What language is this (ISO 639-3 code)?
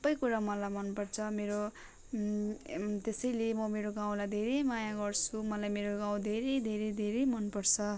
nep